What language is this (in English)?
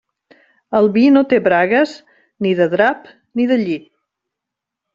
Catalan